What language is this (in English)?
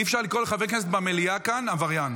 Hebrew